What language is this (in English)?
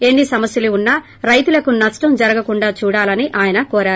Telugu